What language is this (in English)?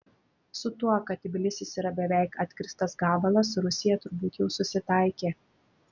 Lithuanian